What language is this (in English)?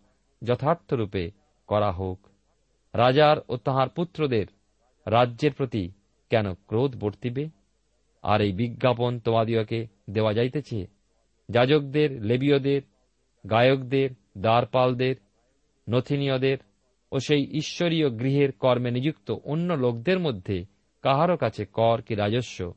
Bangla